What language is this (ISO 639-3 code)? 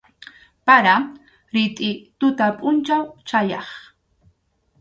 qxu